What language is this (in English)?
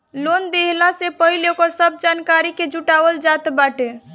Bhojpuri